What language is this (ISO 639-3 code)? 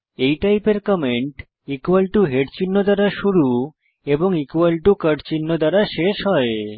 ben